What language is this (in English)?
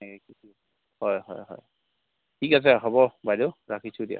Assamese